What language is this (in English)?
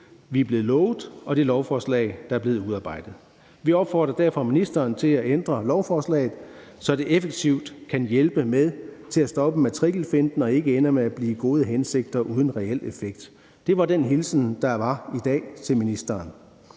Danish